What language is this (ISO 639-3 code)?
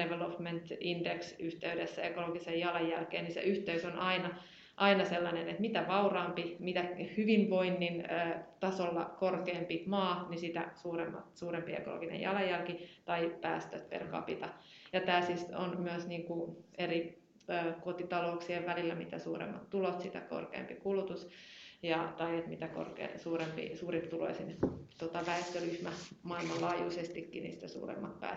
fin